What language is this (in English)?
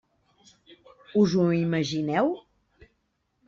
Catalan